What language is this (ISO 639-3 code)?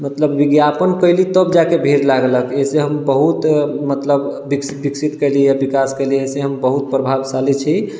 mai